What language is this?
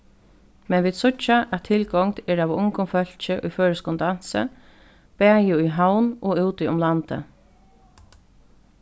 Faroese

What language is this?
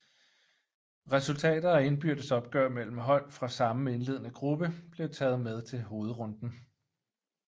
Danish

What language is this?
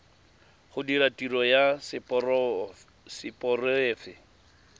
Tswana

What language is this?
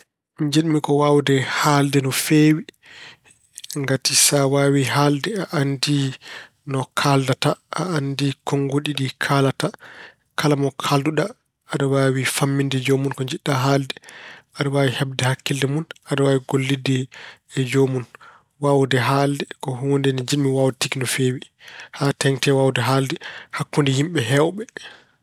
Fula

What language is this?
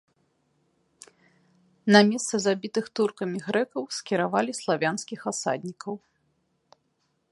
Belarusian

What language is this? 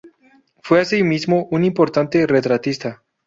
Spanish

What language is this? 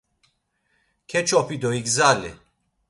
Laz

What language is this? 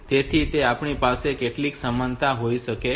Gujarati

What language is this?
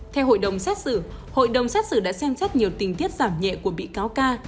Vietnamese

